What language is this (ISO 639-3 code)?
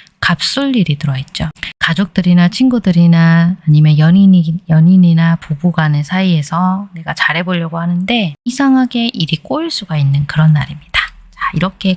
kor